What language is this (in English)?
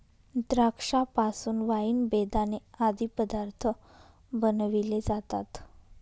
Marathi